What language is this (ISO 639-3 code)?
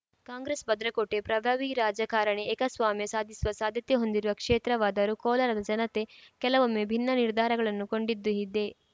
kan